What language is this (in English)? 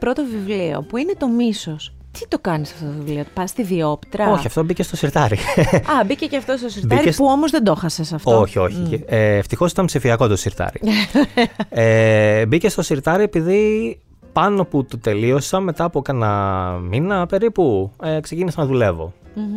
Greek